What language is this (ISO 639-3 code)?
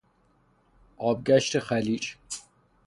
fas